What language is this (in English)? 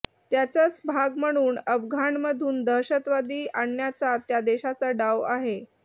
Marathi